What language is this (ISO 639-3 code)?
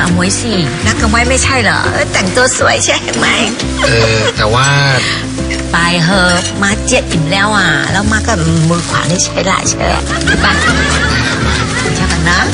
tha